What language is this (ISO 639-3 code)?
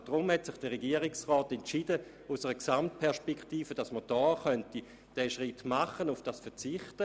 gsw